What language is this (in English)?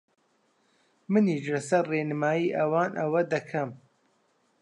Central Kurdish